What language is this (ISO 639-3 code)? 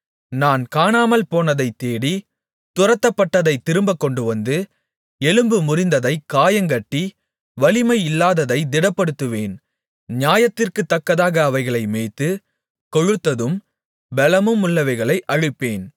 tam